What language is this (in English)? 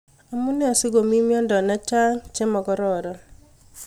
Kalenjin